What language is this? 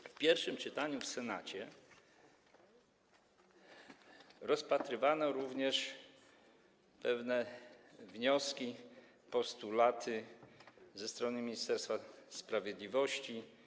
Polish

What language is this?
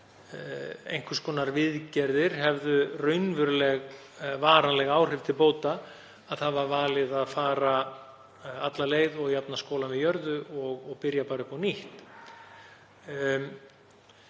Icelandic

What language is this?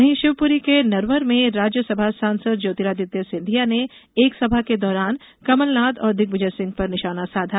Hindi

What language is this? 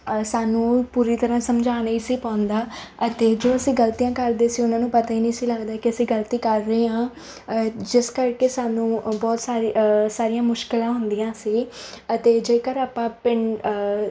Punjabi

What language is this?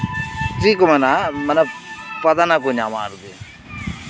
Santali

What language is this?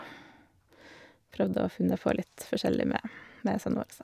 Norwegian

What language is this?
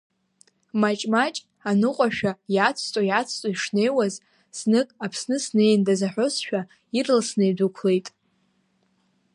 Abkhazian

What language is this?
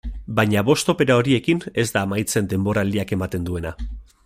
Basque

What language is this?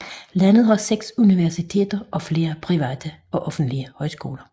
Danish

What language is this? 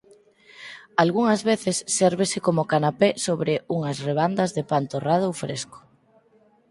Galician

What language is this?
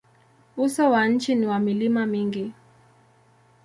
Swahili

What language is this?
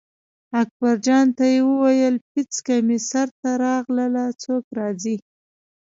Pashto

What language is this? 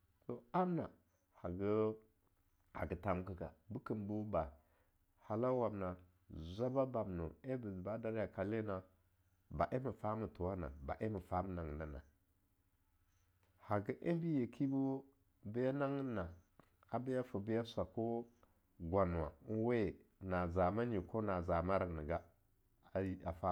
Longuda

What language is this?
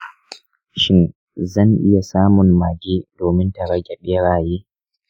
Hausa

